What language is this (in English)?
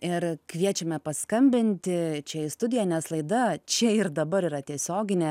Lithuanian